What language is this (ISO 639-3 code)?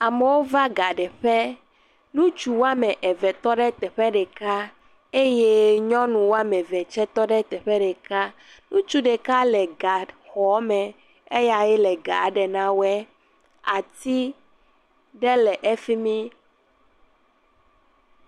ewe